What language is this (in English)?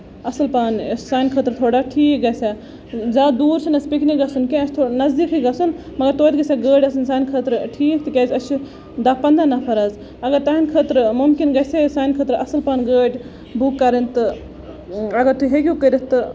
Kashmiri